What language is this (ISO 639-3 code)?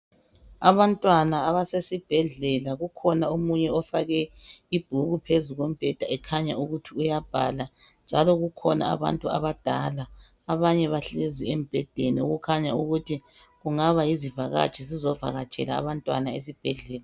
nde